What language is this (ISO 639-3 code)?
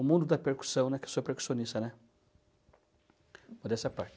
por